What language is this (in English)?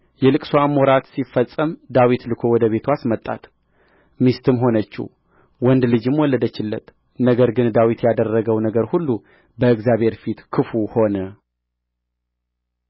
Amharic